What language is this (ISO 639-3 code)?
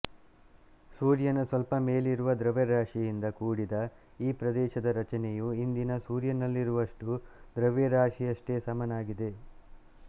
kan